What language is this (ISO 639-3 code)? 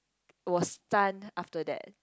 eng